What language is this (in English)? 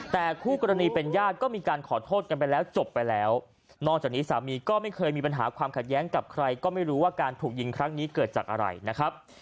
Thai